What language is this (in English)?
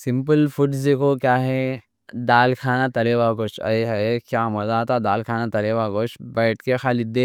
Deccan